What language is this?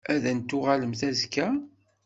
Kabyle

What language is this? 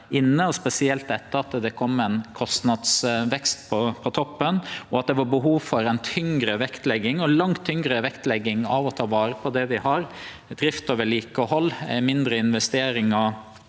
Norwegian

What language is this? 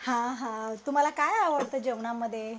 Marathi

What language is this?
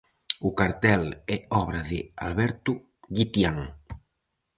Galician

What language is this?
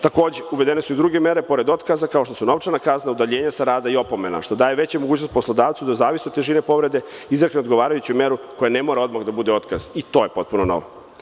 Serbian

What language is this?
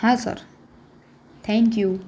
Gujarati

